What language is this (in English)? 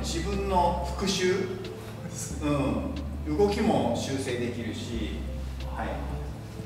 Japanese